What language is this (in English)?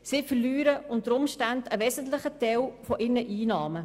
Swiss German